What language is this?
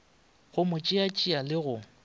Northern Sotho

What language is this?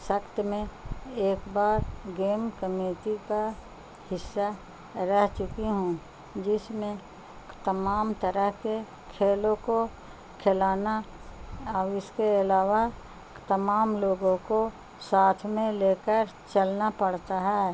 Urdu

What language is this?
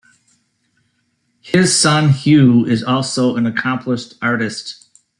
English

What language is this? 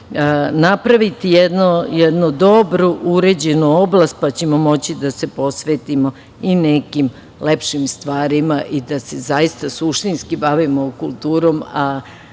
Serbian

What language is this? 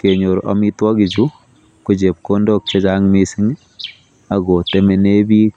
Kalenjin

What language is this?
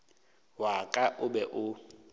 Northern Sotho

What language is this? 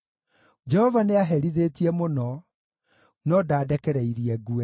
Kikuyu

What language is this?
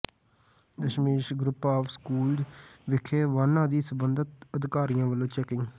Punjabi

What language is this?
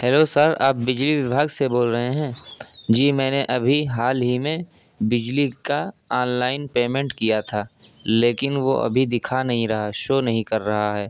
Urdu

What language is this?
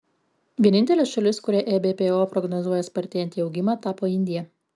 Lithuanian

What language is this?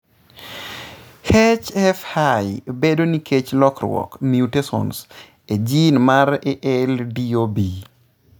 Luo (Kenya and Tanzania)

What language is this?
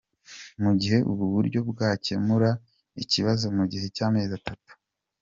Kinyarwanda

